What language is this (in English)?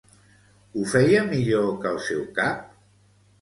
Catalan